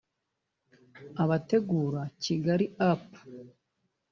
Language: Kinyarwanda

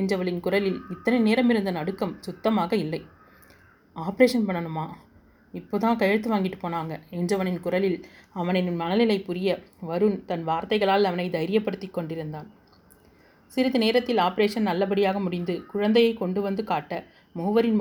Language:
Tamil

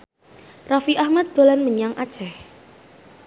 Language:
Javanese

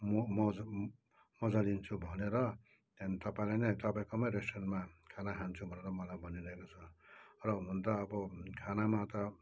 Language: Nepali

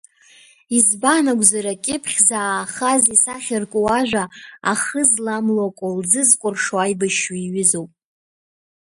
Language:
Abkhazian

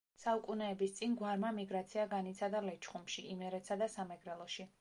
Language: Georgian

